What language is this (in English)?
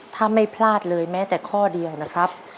Thai